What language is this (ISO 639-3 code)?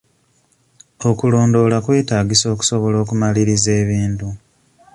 lug